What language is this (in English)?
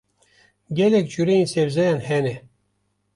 Kurdish